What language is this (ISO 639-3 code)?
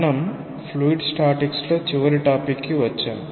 tel